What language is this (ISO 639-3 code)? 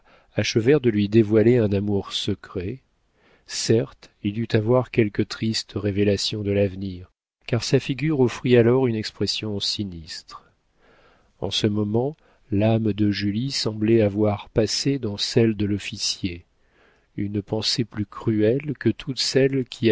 fra